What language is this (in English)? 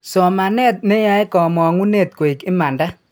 Kalenjin